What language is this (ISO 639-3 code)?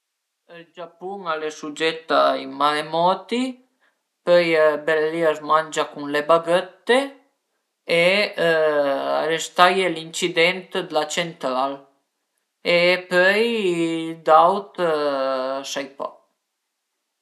pms